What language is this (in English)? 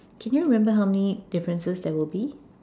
English